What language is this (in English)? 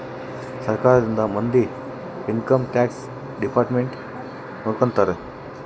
Kannada